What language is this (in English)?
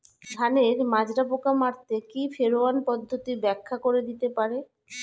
Bangla